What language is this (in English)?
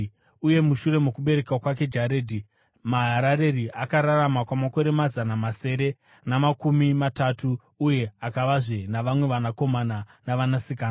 Shona